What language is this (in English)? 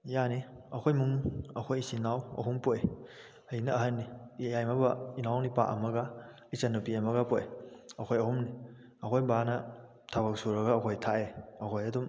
Manipuri